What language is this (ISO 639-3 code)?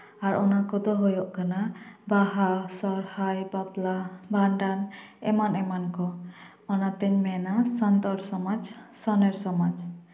sat